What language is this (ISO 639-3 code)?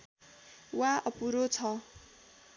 nep